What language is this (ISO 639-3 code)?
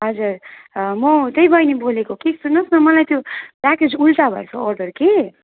nep